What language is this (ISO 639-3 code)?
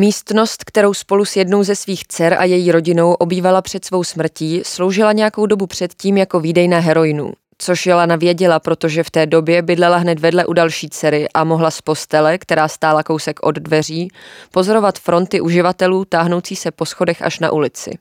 ces